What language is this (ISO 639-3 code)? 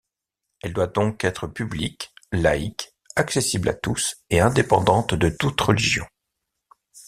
fra